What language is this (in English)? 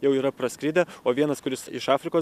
Lithuanian